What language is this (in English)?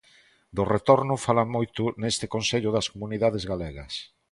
Galician